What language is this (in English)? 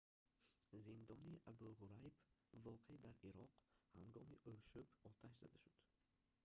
Tajik